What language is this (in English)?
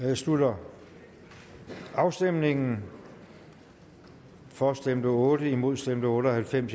Danish